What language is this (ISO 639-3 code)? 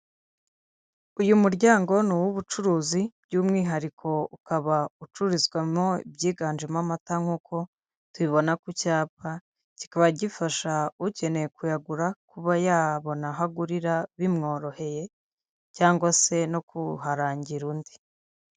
kin